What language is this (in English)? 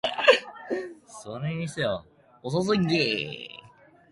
Japanese